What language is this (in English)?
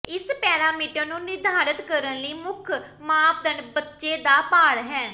Punjabi